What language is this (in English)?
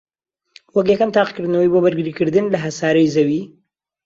Central Kurdish